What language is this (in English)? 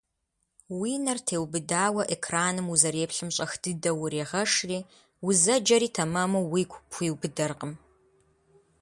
Kabardian